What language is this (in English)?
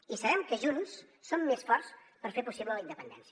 Catalan